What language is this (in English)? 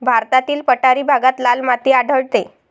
Marathi